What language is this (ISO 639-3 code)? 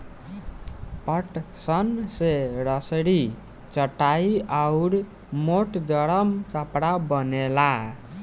bho